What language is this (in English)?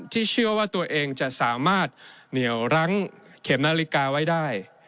Thai